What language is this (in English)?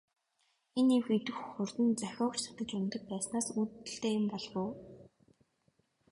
Mongolian